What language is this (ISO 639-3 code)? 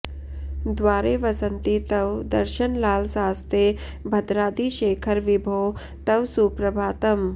san